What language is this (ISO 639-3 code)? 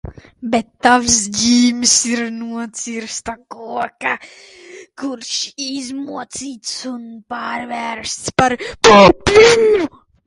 lav